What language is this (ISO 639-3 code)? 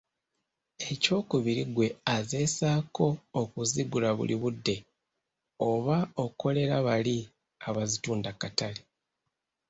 lug